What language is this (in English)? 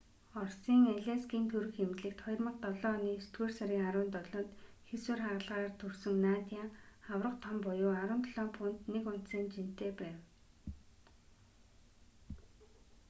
Mongolian